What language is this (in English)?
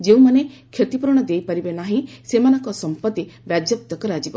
Odia